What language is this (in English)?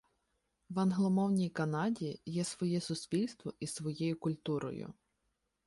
Ukrainian